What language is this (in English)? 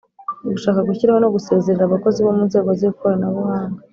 Kinyarwanda